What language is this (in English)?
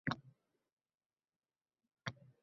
Uzbek